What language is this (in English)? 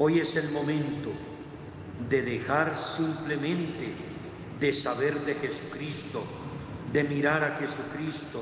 Spanish